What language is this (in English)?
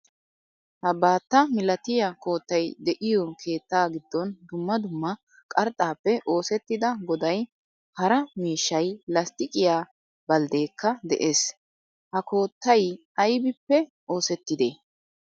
Wolaytta